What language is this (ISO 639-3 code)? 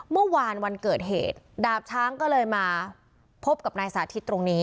tha